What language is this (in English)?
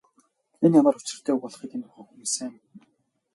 Mongolian